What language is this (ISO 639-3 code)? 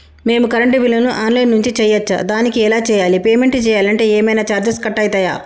tel